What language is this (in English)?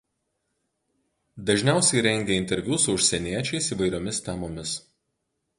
Lithuanian